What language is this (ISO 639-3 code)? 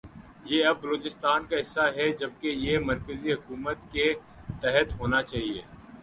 urd